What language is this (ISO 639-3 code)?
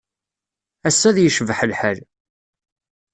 kab